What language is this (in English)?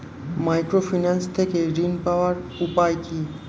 Bangla